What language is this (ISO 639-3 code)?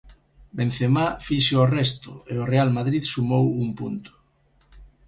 glg